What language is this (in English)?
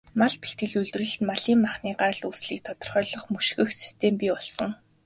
Mongolian